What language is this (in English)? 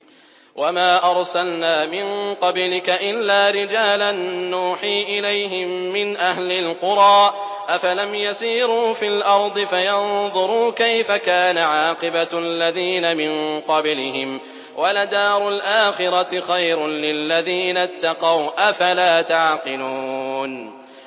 Arabic